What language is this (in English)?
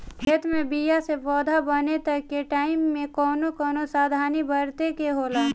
Bhojpuri